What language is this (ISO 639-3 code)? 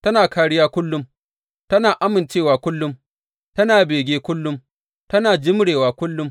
hau